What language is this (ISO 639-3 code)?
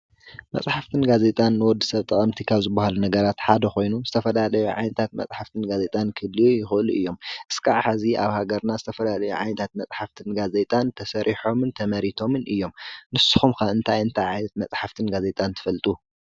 tir